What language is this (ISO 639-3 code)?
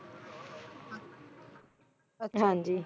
pan